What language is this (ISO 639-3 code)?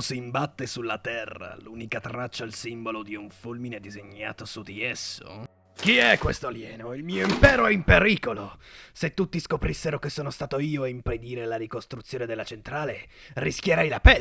ita